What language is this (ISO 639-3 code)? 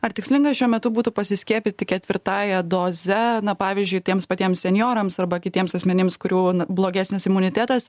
lit